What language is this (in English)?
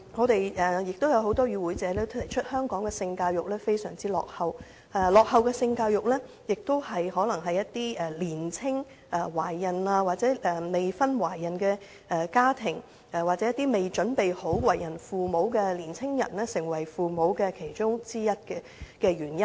Cantonese